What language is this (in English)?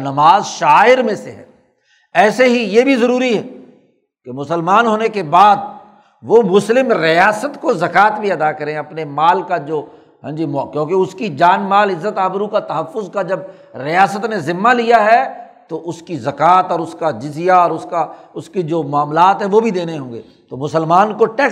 Urdu